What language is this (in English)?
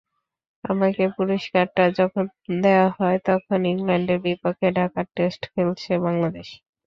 Bangla